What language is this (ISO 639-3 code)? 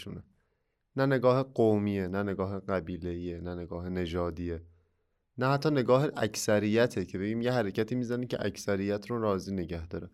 fas